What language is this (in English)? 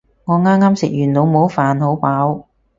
Cantonese